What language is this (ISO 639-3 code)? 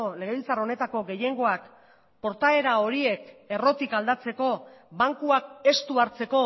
eus